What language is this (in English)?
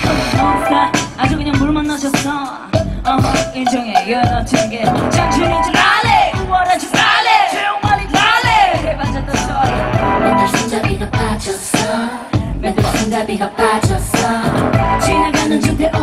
Korean